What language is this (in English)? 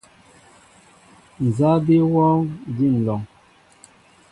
Mbo (Cameroon)